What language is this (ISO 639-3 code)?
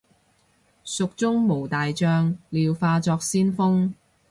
yue